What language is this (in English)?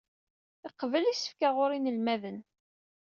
Kabyle